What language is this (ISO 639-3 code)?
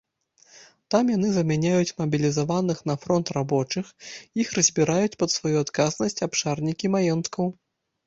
bel